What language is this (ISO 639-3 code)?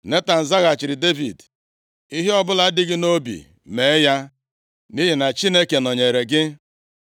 ibo